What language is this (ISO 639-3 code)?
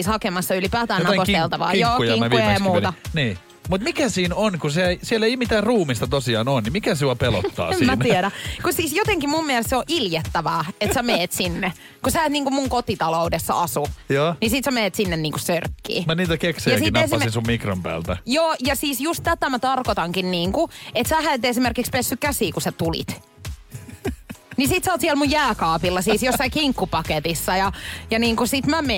fin